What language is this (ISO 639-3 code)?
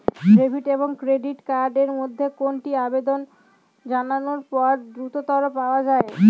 ben